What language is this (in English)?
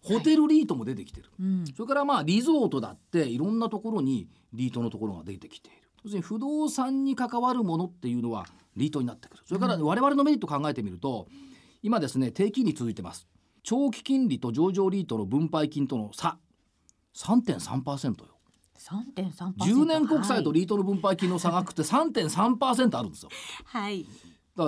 Japanese